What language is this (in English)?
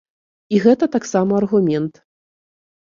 Belarusian